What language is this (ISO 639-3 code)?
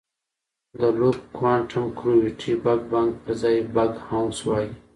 pus